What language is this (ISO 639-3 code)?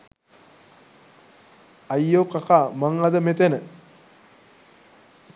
sin